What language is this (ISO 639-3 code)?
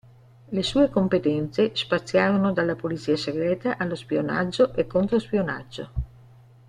ita